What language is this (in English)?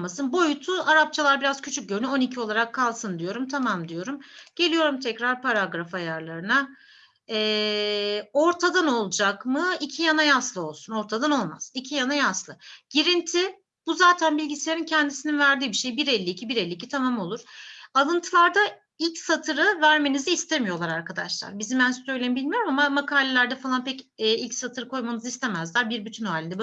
Turkish